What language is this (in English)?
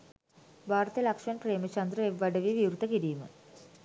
Sinhala